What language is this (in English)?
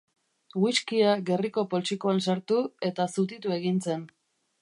Basque